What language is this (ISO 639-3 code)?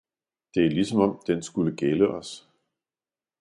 dan